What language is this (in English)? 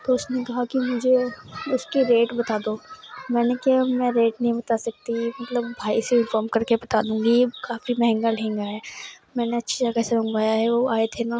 Urdu